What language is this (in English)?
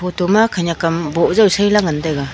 Wancho Naga